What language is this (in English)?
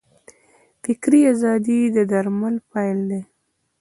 Pashto